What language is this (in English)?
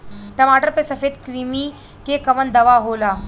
Bhojpuri